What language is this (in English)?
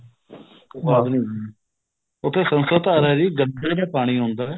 Punjabi